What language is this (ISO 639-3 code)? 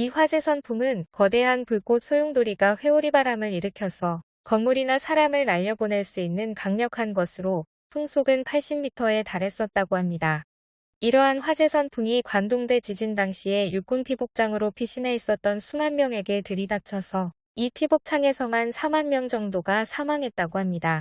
kor